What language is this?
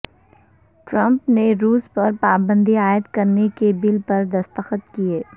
Urdu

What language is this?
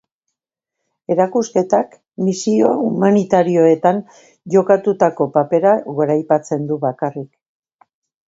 Basque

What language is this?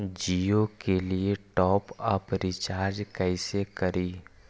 Magahi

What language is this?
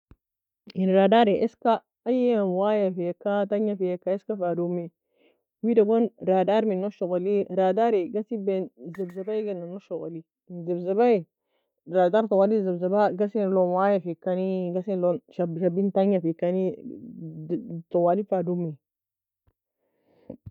Nobiin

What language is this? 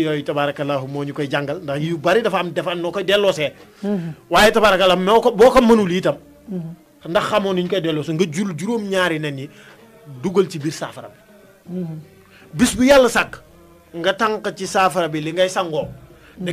French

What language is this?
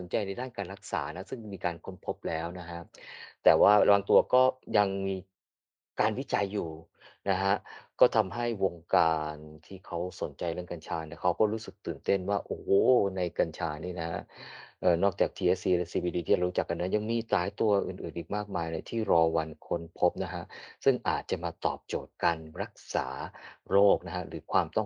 Thai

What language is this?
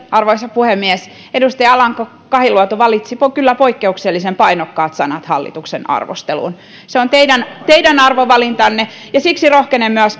Finnish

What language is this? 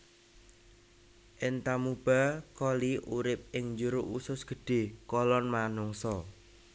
Javanese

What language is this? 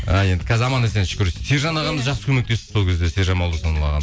Kazakh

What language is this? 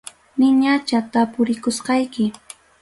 Ayacucho Quechua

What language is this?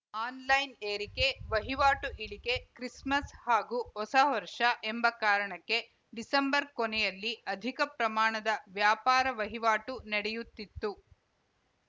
Kannada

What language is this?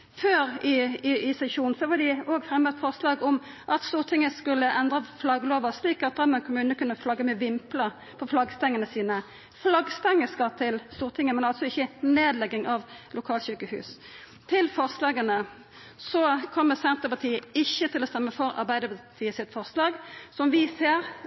Norwegian Nynorsk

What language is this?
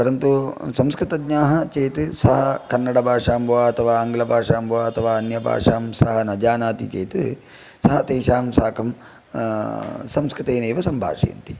Sanskrit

